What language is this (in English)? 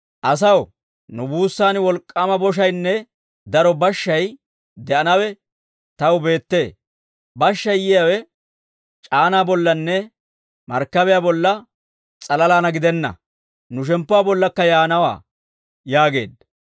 Dawro